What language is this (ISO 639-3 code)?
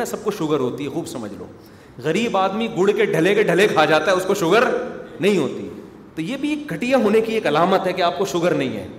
urd